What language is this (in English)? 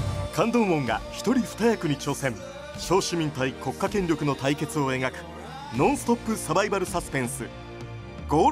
Japanese